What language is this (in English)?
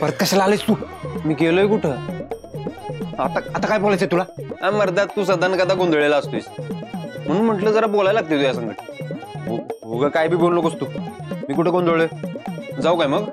Hindi